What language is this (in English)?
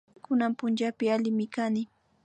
Imbabura Highland Quichua